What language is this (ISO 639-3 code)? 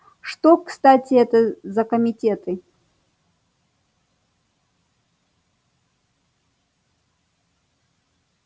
rus